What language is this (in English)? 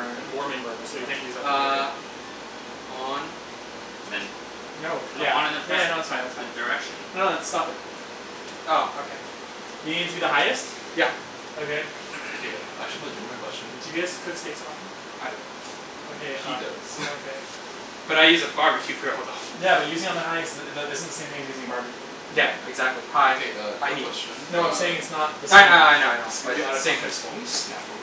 English